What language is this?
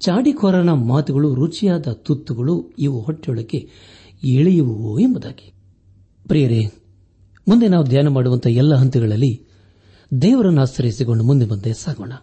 Kannada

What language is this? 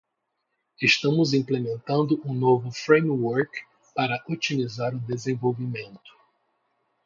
Portuguese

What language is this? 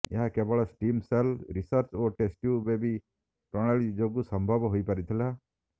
Odia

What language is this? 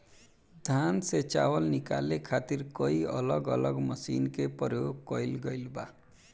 Bhojpuri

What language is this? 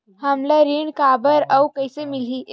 Chhattisgarhi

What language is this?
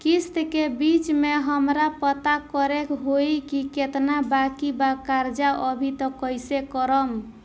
Bhojpuri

